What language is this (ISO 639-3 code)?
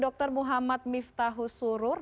ind